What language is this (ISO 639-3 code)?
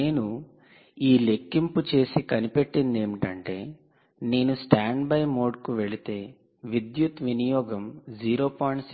tel